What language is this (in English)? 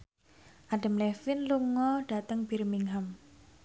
Javanese